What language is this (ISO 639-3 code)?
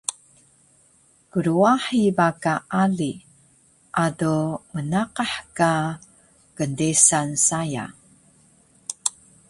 trv